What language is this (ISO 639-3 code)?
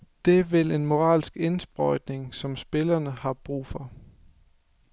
dan